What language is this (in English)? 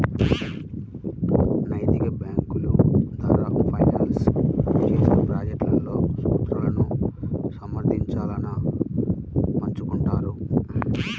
Telugu